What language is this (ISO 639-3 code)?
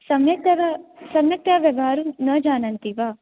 san